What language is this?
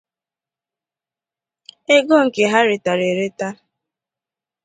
Igbo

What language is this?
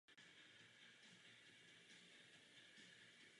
Czech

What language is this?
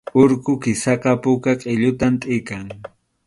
Arequipa-La Unión Quechua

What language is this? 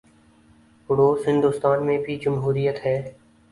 Urdu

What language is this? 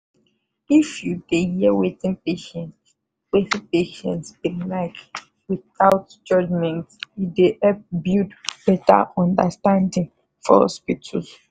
Nigerian Pidgin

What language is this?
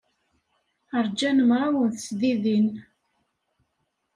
Kabyle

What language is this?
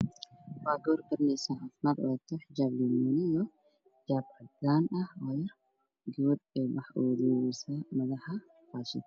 Somali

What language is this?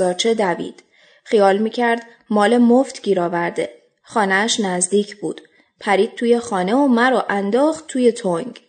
Persian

